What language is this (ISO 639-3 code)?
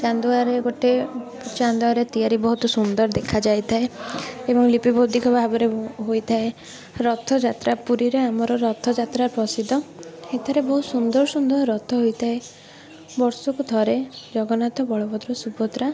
ori